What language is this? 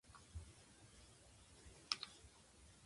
Japanese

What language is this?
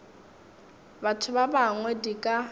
Northern Sotho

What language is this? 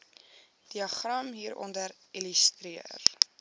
Afrikaans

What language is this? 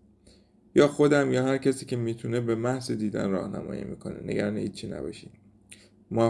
Persian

